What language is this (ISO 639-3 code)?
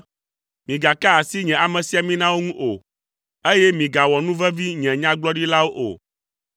ewe